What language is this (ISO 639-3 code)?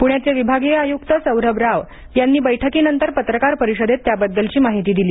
mar